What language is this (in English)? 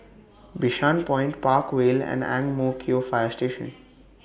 English